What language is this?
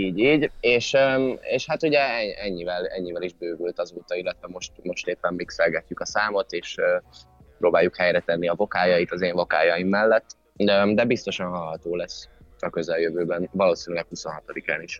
Hungarian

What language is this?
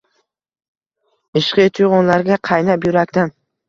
Uzbek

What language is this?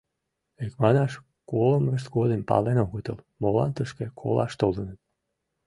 Mari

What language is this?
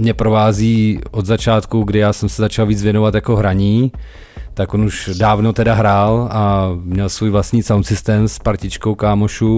Czech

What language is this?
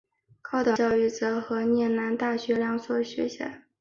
Chinese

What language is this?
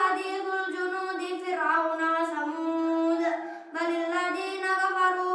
Indonesian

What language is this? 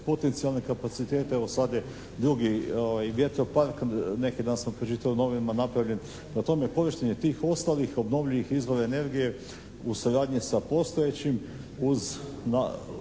Croatian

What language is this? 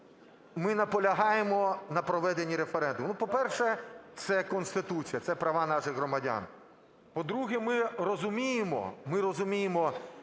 Ukrainian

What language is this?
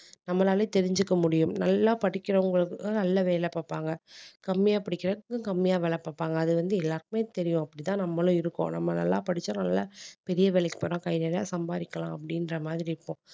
Tamil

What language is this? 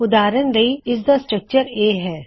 Punjabi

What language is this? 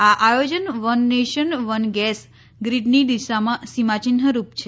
Gujarati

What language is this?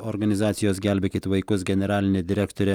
Lithuanian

